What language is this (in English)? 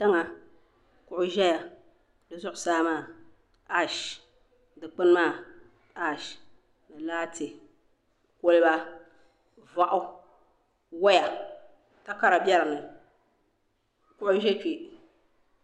Dagbani